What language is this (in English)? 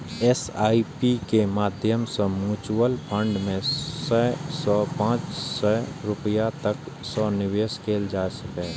Maithili